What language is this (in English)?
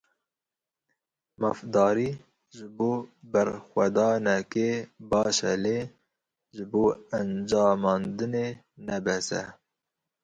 Kurdish